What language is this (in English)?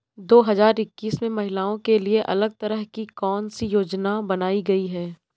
Hindi